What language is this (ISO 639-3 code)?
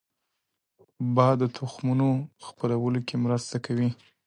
pus